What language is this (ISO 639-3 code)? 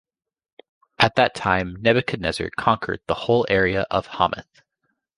eng